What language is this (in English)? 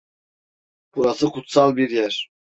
Turkish